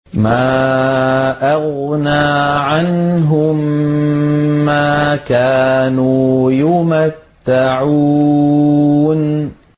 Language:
Arabic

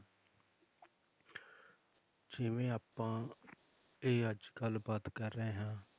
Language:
Punjabi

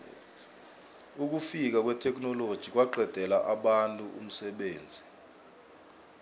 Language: South Ndebele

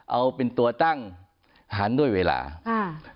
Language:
Thai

